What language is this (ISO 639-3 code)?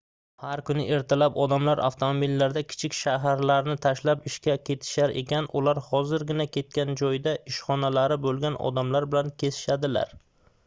uzb